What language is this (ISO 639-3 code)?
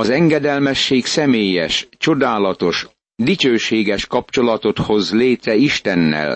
hun